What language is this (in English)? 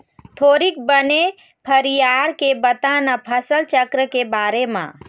Chhattisgarhi